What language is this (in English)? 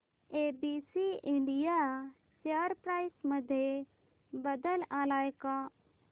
Marathi